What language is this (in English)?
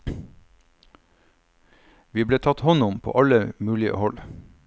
Norwegian